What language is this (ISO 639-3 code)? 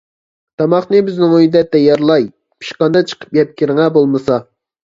uig